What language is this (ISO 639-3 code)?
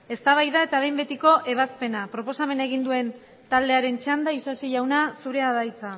eus